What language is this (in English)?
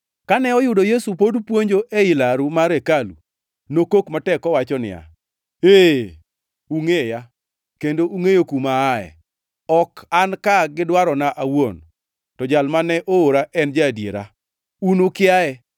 Luo (Kenya and Tanzania)